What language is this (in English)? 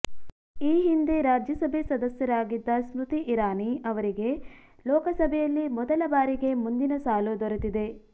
Kannada